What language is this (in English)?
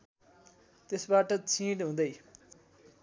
Nepali